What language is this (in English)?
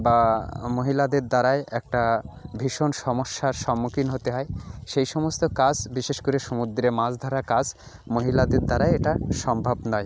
Bangla